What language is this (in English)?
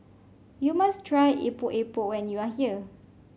English